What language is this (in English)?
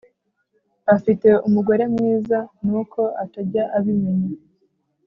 Kinyarwanda